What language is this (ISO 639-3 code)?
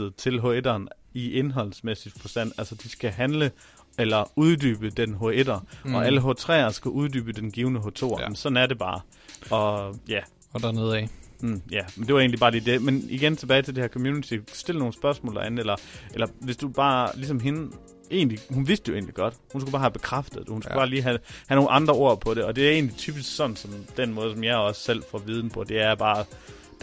dan